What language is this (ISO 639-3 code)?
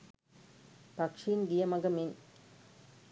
sin